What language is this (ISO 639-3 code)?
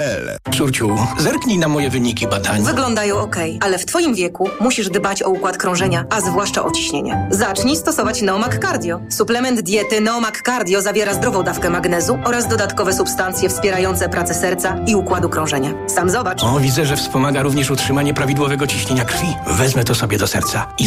pol